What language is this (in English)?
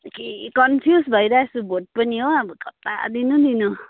Nepali